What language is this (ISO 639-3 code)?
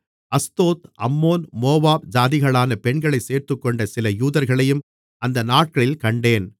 tam